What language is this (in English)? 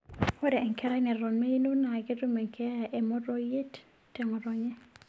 Masai